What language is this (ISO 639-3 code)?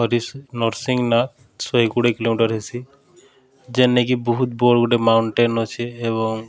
ori